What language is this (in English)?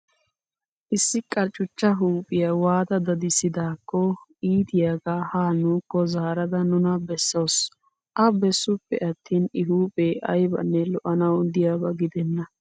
Wolaytta